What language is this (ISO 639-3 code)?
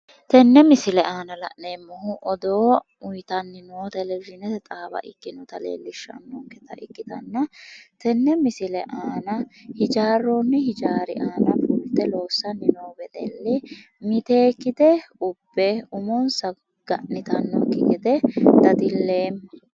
sid